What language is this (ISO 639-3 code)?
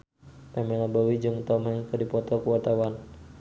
sun